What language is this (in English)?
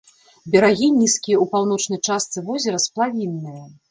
Belarusian